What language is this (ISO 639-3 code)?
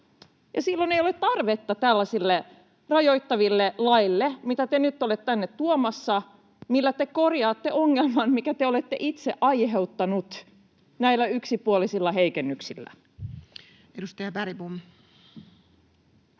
fin